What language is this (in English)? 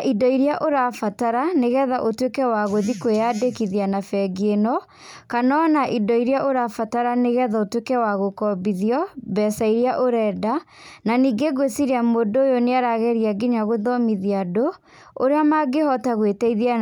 Kikuyu